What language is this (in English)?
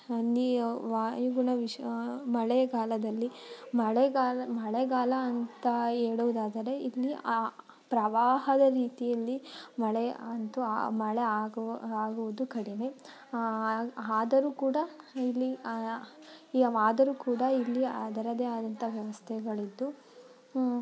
Kannada